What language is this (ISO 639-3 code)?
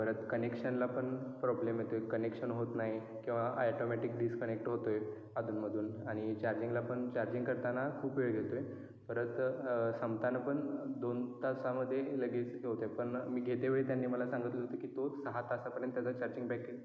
mar